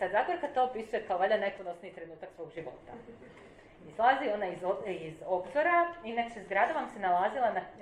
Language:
Croatian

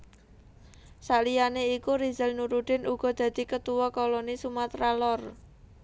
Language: Javanese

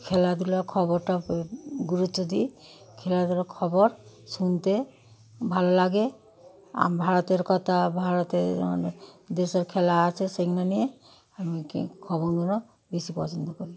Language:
Bangla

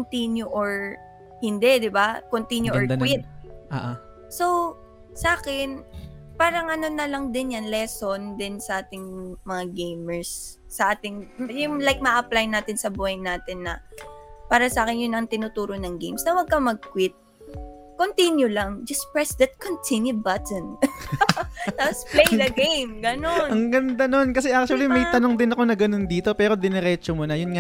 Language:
Filipino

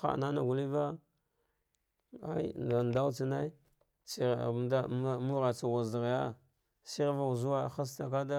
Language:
Dghwede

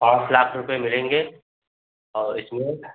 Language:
Hindi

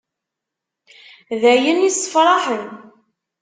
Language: Kabyle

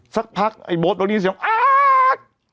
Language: Thai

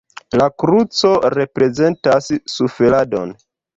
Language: Esperanto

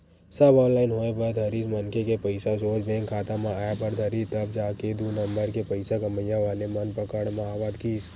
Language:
Chhattisgarhi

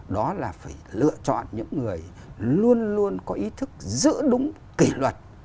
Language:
Vietnamese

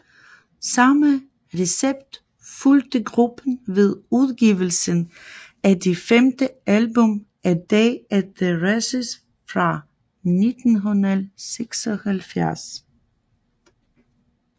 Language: Danish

